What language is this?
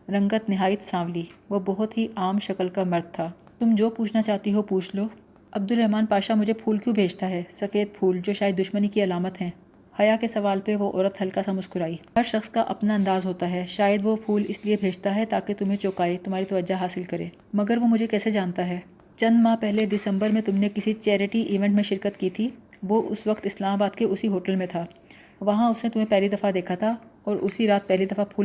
Urdu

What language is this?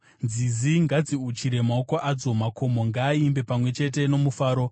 Shona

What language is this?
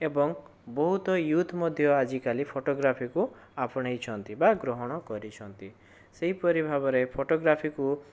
Odia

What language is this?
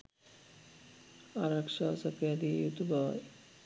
Sinhala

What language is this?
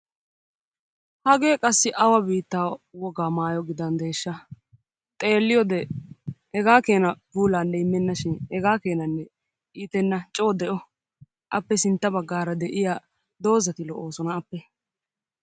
Wolaytta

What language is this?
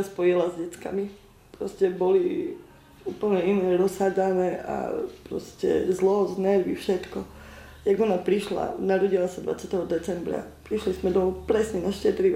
Slovak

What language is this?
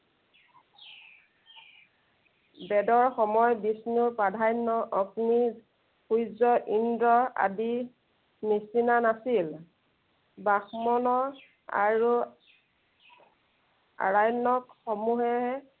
Assamese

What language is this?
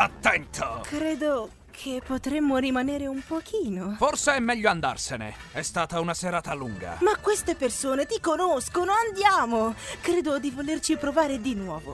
Italian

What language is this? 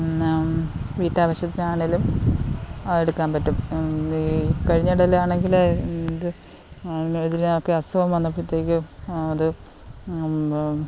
Malayalam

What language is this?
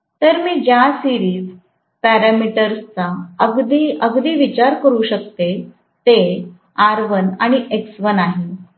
Marathi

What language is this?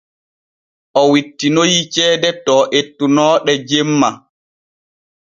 Borgu Fulfulde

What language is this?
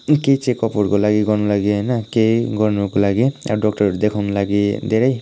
Nepali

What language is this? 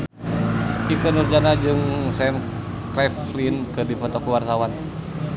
Sundanese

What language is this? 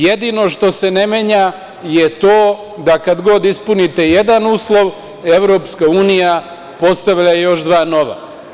Serbian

